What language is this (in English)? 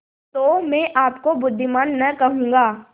Hindi